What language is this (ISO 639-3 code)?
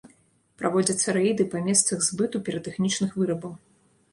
bel